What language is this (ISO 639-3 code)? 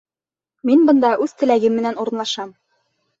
bak